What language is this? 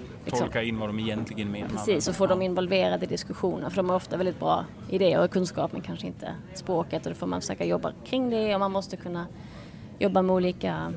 Swedish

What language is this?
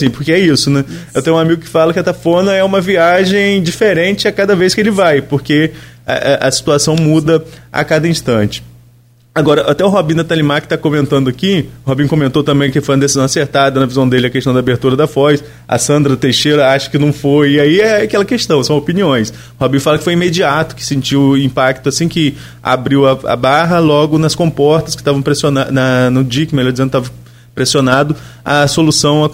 Portuguese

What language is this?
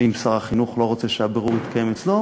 Hebrew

